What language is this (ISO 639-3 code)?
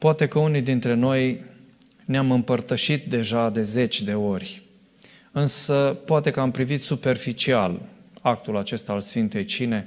ron